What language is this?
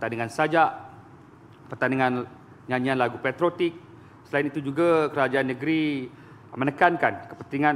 Malay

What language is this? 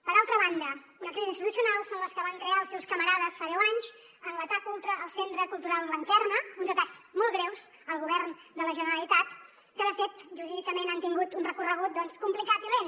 Catalan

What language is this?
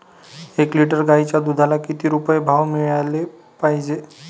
Marathi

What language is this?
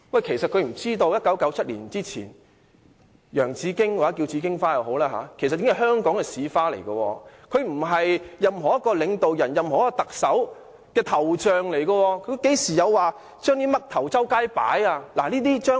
Cantonese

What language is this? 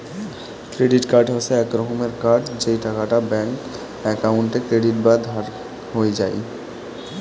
Bangla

